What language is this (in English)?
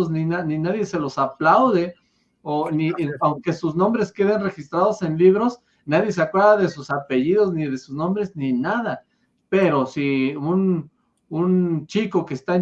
Spanish